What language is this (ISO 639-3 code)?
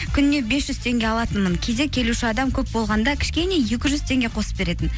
kaz